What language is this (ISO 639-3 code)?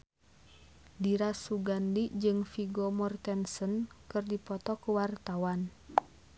sun